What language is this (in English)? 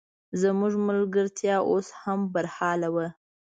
Pashto